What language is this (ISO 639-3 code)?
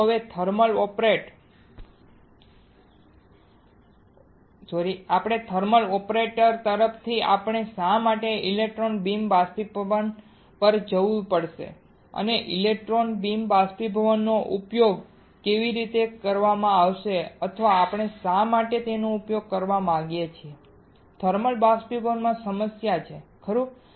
guj